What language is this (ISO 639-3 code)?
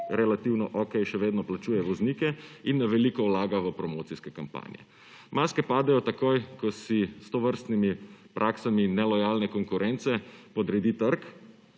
slv